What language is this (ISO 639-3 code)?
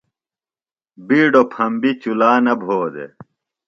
phl